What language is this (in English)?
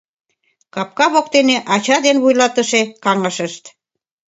Mari